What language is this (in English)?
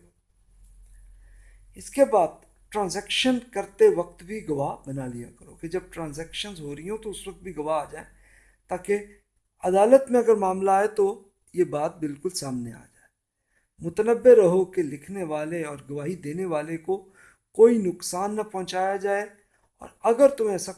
Urdu